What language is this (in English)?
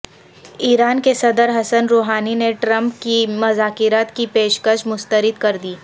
Urdu